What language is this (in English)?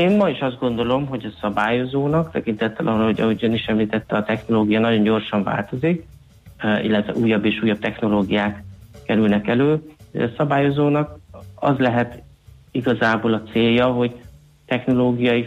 Hungarian